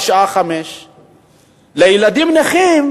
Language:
Hebrew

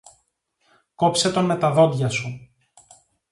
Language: Greek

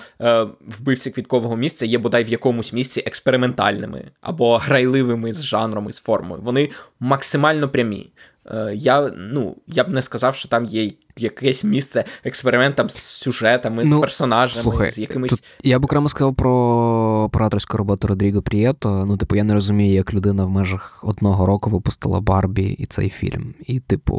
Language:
Ukrainian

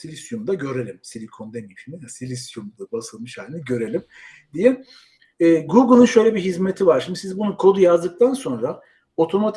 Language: Turkish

